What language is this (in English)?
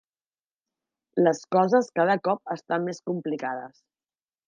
Catalan